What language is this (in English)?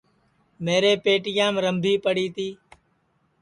Sansi